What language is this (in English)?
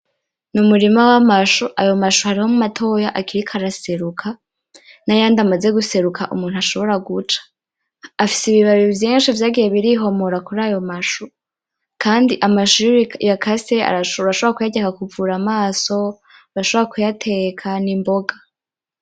Rundi